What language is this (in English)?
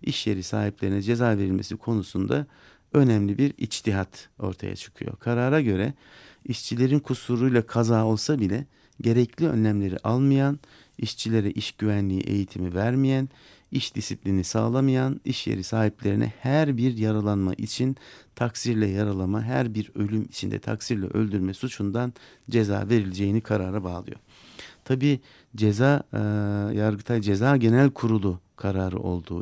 Turkish